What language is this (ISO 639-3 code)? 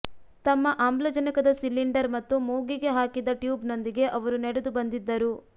kan